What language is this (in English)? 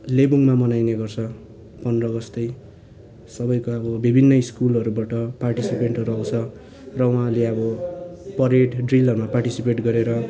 Nepali